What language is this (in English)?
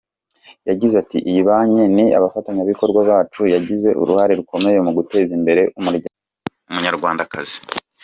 Kinyarwanda